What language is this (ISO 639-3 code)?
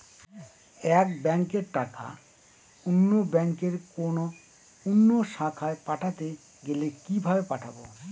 ben